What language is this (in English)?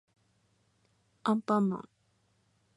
Japanese